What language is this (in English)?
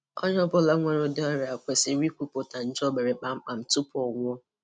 Igbo